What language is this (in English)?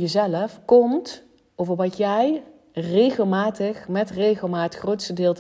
Dutch